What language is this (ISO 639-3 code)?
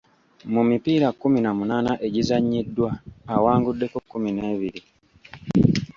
lug